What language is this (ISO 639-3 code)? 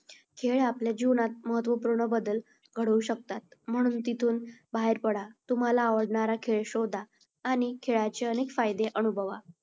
mar